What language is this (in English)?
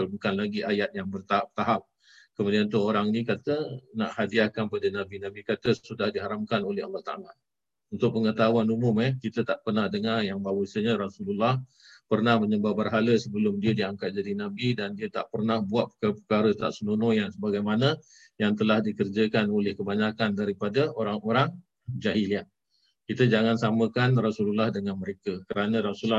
Malay